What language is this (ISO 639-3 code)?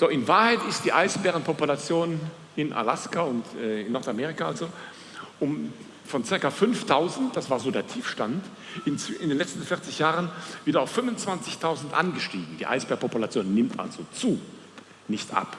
deu